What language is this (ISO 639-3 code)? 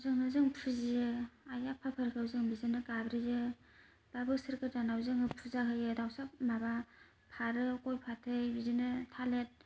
brx